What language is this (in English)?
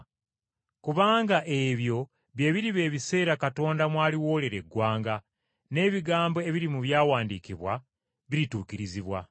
Ganda